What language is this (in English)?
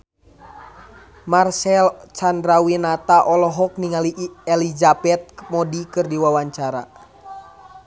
Sundanese